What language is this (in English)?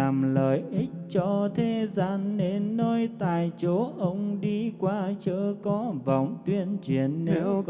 Vietnamese